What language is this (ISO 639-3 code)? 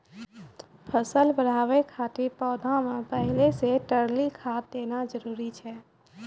mai